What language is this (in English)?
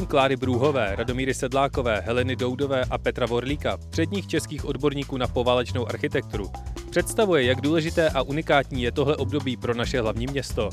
Czech